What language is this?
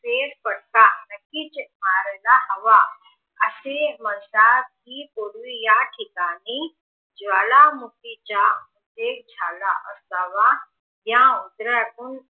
Marathi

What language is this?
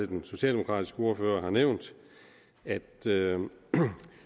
Danish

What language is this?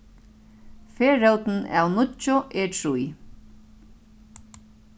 Faroese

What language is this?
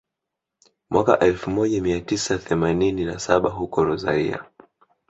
Swahili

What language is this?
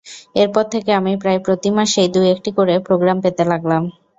Bangla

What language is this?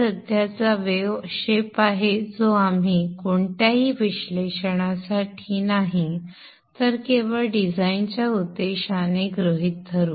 Marathi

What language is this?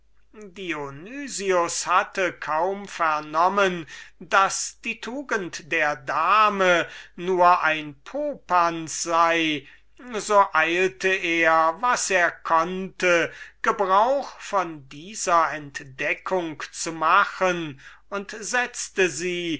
German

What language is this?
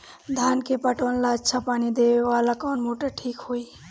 Bhojpuri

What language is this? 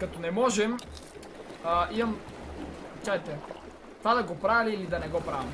Bulgarian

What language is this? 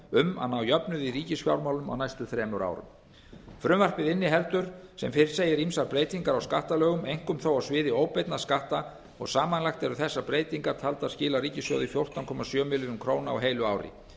Icelandic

